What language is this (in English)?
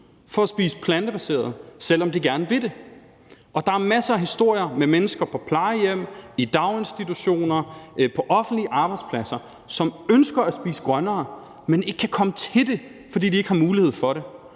Danish